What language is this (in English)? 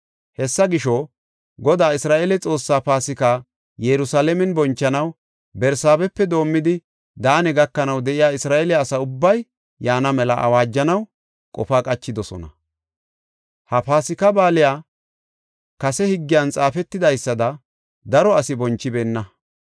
Gofa